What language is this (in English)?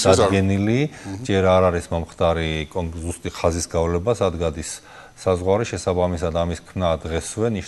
Romanian